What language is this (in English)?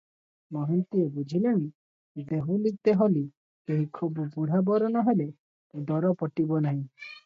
Odia